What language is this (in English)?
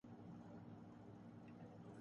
Urdu